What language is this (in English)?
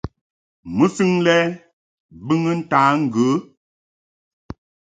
Mungaka